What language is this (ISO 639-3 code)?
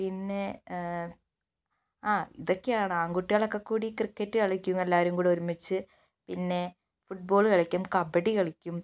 mal